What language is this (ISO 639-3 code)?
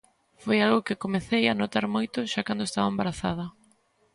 glg